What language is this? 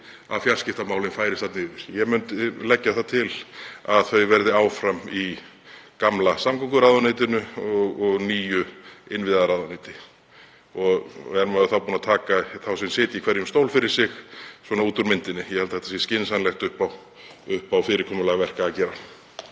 Icelandic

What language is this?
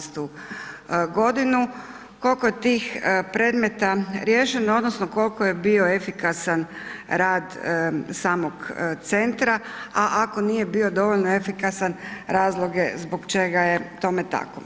Croatian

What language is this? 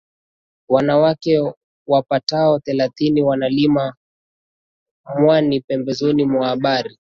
Swahili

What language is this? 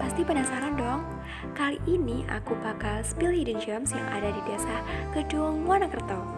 Indonesian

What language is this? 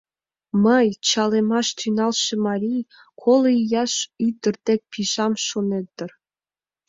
Mari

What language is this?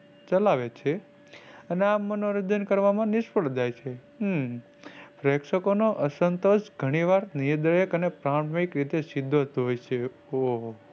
Gujarati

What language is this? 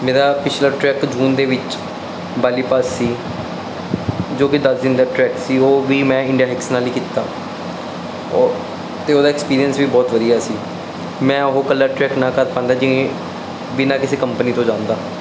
Punjabi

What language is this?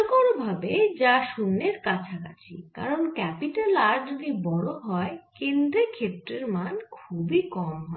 Bangla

